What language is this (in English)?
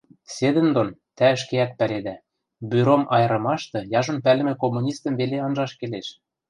Western Mari